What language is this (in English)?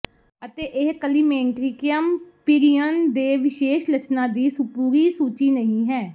Punjabi